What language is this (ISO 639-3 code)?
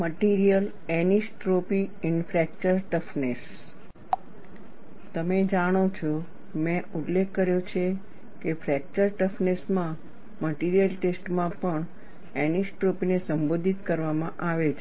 guj